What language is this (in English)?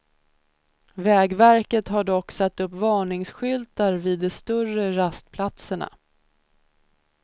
Swedish